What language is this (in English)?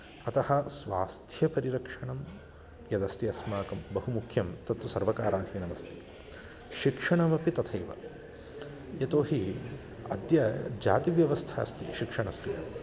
Sanskrit